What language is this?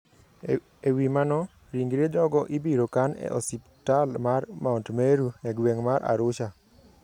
Luo (Kenya and Tanzania)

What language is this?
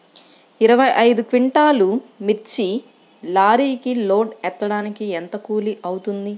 Telugu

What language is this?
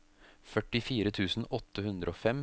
Norwegian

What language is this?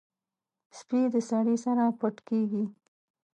Pashto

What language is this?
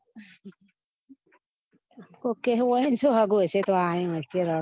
Gujarati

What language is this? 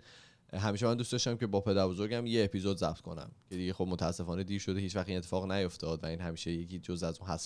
Persian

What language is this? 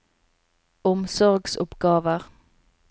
Norwegian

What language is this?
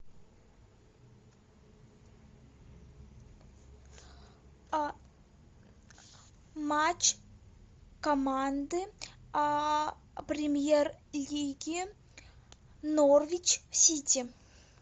Russian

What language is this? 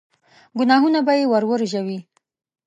Pashto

